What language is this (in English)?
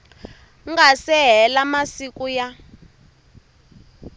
Tsonga